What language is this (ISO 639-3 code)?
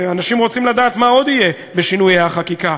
heb